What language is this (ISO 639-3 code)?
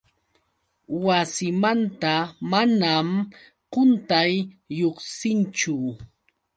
qux